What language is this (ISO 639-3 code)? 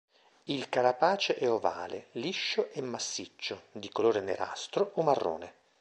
ita